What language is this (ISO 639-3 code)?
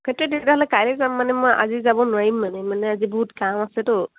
asm